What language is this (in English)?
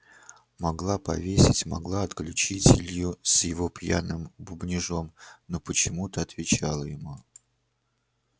Russian